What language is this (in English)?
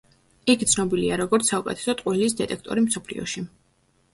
Georgian